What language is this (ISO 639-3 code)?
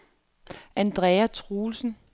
dan